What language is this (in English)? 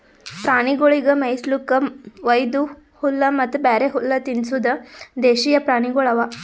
Kannada